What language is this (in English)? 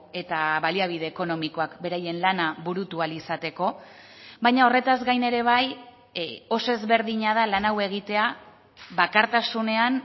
Basque